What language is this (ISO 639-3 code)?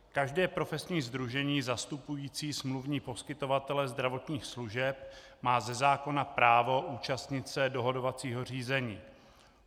ces